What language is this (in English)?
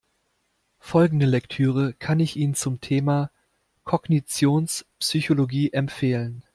German